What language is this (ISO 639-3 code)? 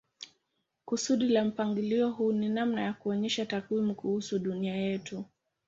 swa